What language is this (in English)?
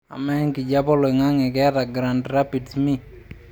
Masai